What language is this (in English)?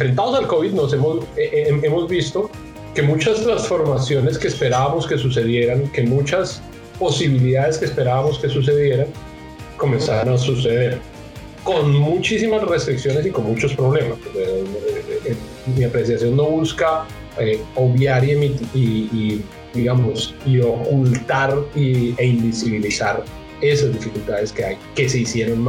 Spanish